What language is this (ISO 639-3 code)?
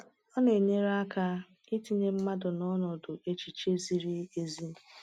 ibo